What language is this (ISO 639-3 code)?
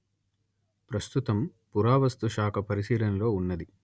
tel